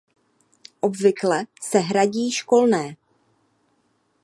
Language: Czech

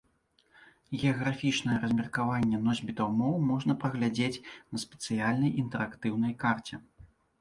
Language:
Belarusian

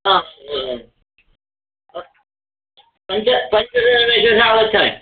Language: Sanskrit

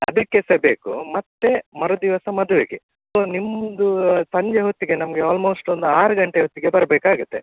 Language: Kannada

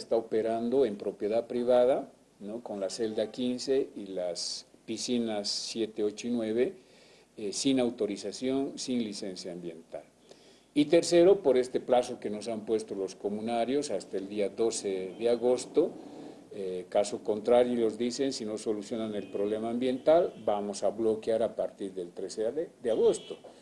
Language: Spanish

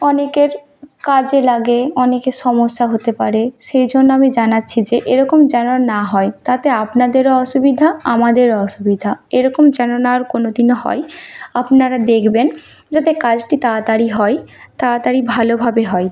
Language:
Bangla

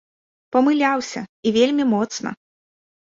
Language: Belarusian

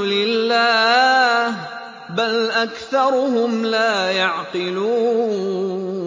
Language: Arabic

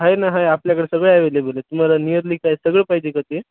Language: Marathi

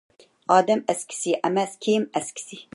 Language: Uyghur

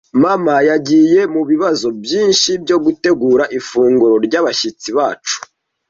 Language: Kinyarwanda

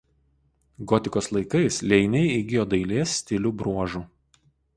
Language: Lithuanian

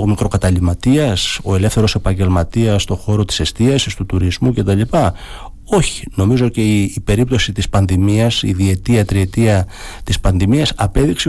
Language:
Greek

